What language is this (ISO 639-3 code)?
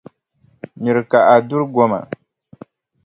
dag